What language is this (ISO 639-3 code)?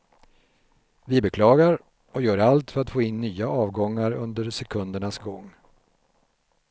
swe